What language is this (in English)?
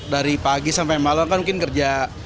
Indonesian